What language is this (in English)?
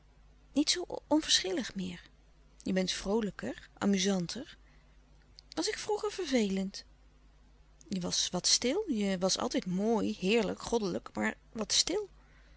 Dutch